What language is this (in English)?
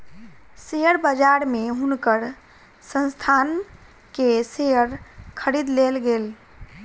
Maithili